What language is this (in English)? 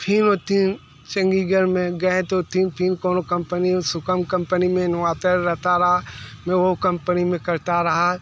Hindi